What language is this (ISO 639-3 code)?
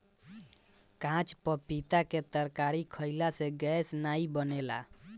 bho